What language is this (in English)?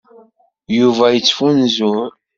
Kabyle